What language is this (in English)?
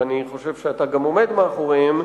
Hebrew